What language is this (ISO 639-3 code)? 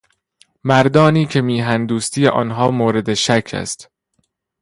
fas